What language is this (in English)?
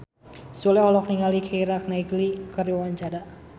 Sundanese